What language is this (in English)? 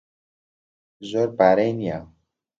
Central Kurdish